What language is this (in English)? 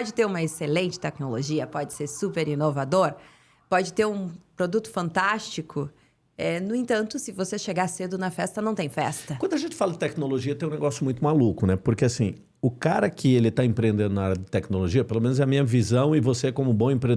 Portuguese